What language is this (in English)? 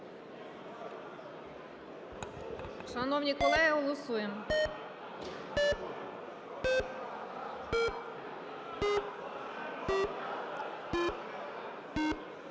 Ukrainian